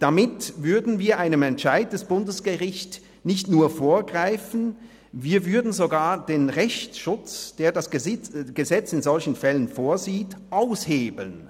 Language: Swiss German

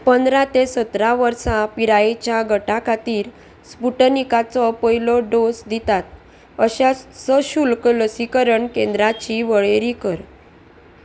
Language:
Konkani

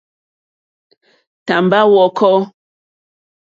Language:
Mokpwe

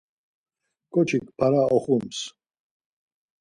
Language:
Laz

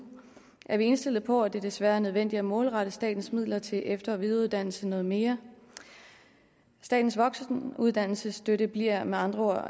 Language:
Danish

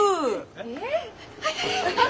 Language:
Japanese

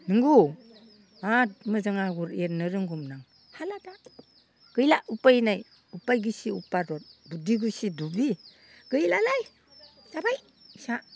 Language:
Bodo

